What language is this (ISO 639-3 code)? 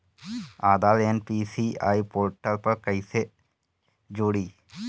bho